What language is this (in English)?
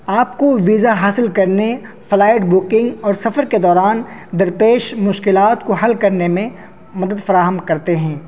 Urdu